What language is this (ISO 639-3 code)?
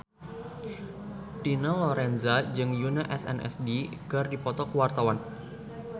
sun